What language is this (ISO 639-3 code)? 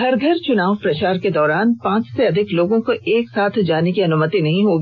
hin